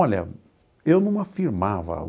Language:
Portuguese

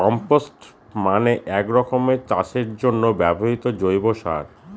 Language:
Bangla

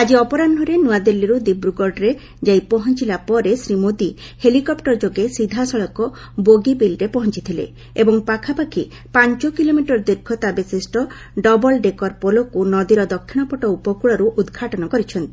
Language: Odia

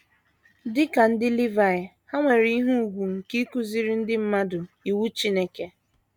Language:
Igbo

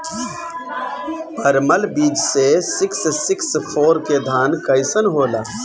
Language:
Bhojpuri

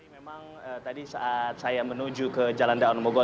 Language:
Indonesian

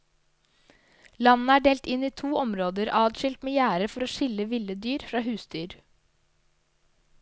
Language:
Norwegian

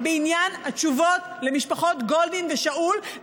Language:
Hebrew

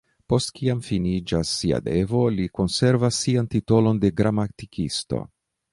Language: Esperanto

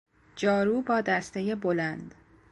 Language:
Persian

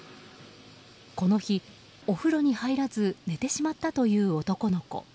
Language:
Japanese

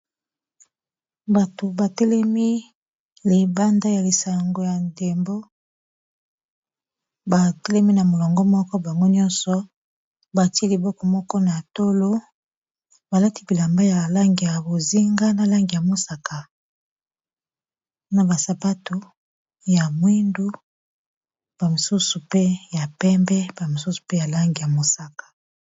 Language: Lingala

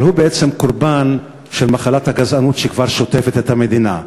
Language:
Hebrew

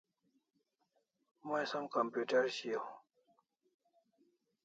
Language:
Kalasha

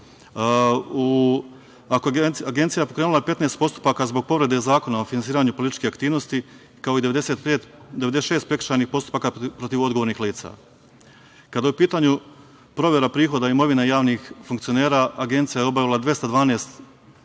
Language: Serbian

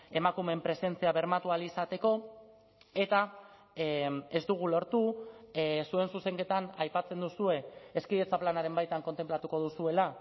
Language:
Basque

